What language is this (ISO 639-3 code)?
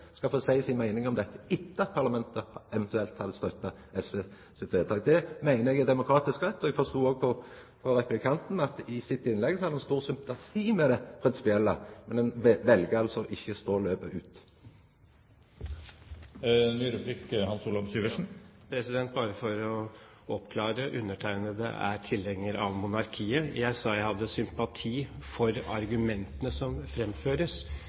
nor